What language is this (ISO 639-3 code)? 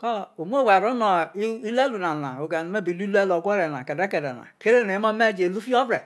iso